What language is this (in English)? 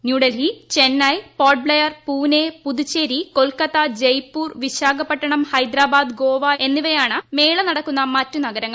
Malayalam